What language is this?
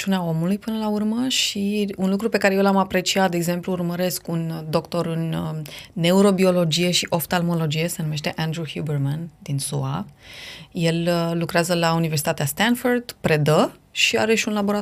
Romanian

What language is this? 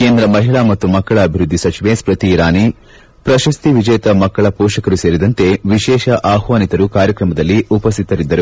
Kannada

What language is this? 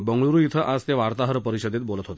Marathi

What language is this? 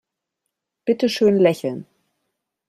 German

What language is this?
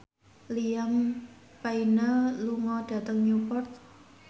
Javanese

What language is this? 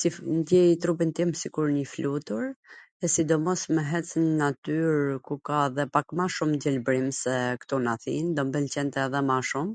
Gheg Albanian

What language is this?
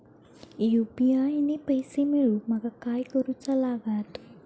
Marathi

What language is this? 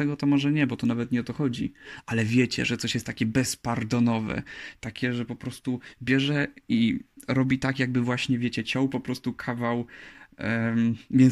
Polish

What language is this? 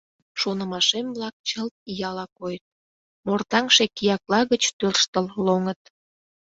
Mari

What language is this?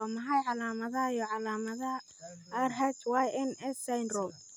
Somali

